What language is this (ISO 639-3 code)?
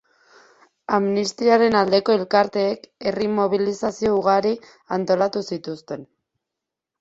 eus